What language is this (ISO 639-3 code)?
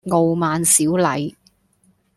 yue